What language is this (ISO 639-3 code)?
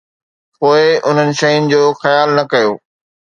snd